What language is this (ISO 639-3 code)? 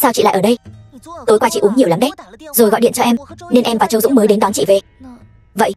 vie